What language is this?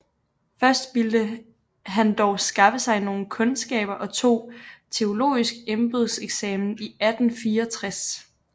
Danish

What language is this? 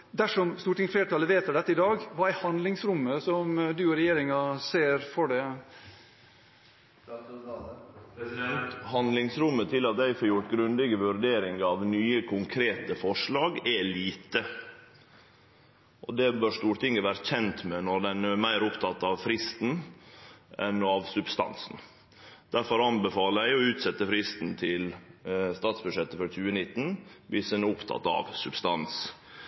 Norwegian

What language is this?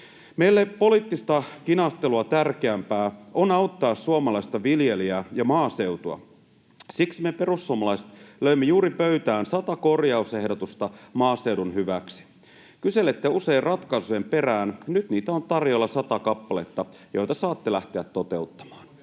Finnish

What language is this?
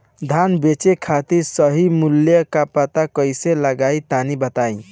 Bhojpuri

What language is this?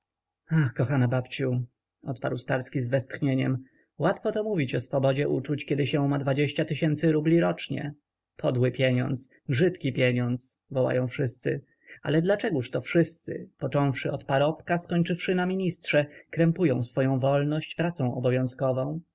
Polish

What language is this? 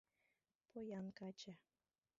Mari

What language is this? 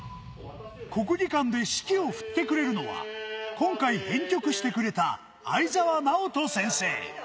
Japanese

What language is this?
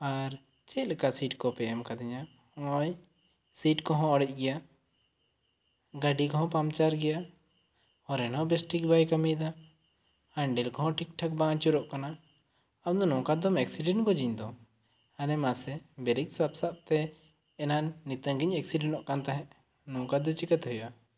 Santali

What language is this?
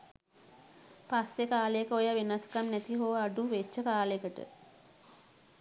Sinhala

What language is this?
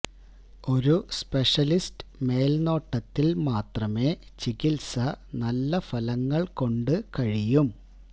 Malayalam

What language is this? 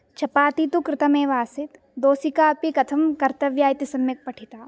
Sanskrit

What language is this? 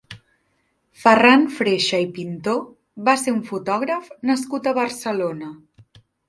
Catalan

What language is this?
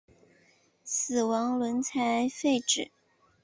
Chinese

